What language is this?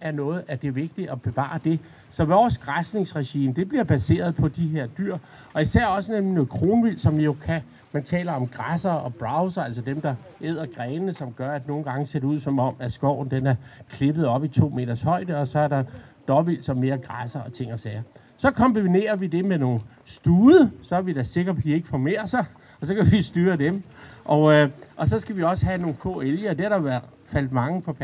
Danish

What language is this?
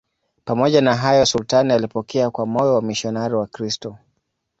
Swahili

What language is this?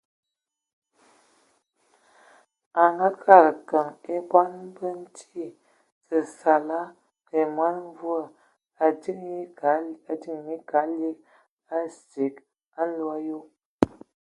Ewondo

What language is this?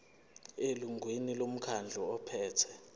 Zulu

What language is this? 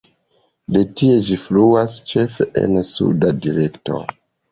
Esperanto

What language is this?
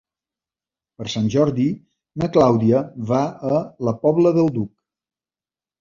Catalan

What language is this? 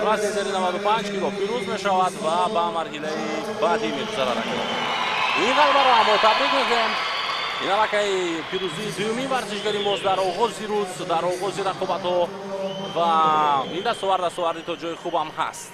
Persian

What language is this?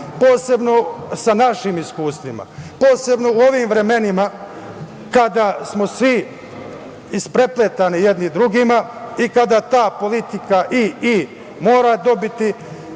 Serbian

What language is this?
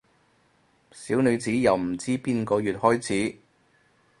Cantonese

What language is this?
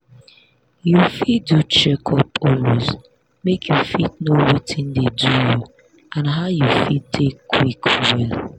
Nigerian Pidgin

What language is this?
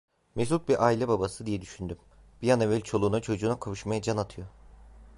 Turkish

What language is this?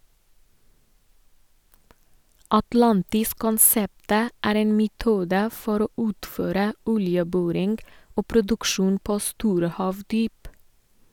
Norwegian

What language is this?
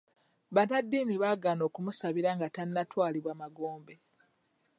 Ganda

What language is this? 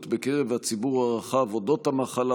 Hebrew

